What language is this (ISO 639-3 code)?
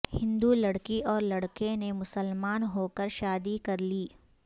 urd